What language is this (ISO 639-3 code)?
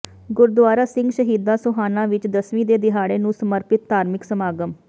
pan